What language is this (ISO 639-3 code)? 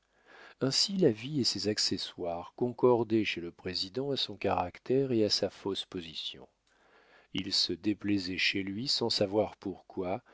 fra